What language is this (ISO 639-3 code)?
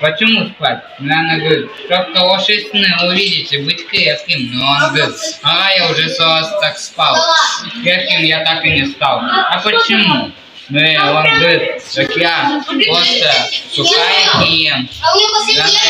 rus